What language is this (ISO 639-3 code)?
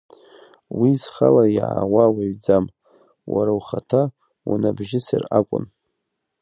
abk